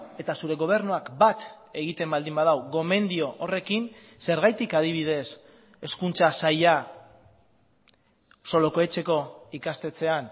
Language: Basque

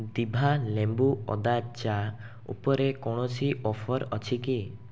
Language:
Odia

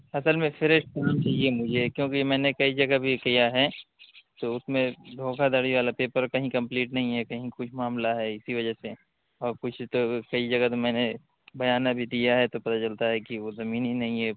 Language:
Urdu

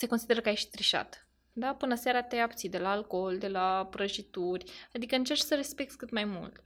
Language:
Romanian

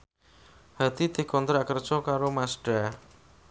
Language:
Javanese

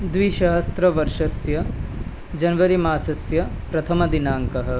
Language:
Sanskrit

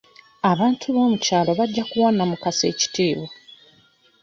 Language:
Ganda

